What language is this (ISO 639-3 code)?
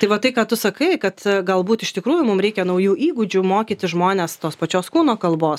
lit